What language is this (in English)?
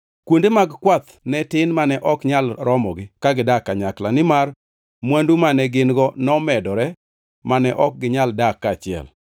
Luo (Kenya and Tanzania)